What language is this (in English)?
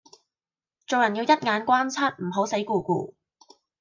Cantonese